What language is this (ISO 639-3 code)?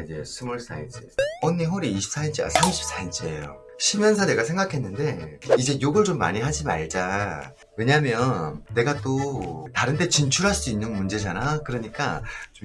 kor